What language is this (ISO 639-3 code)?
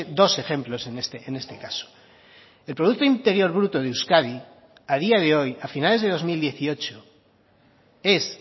spa